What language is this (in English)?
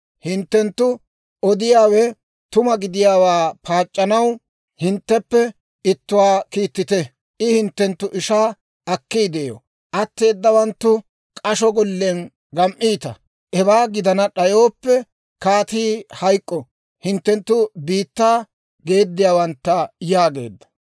Dawro